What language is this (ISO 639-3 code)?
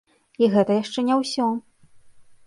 bel